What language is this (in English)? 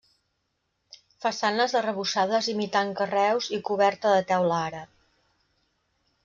Catalan